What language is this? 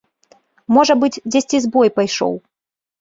Belarusian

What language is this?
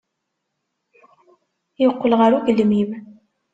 Kabyle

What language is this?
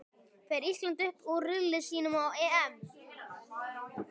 Icelandic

